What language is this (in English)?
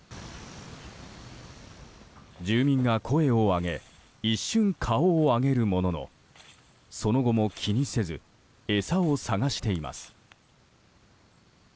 Japanese